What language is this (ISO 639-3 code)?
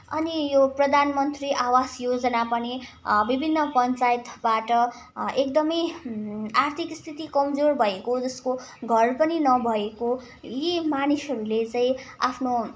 nep